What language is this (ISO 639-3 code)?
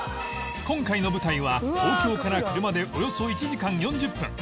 jpn